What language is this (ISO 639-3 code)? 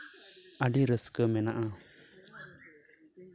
sat